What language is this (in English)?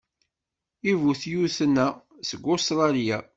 Kabyle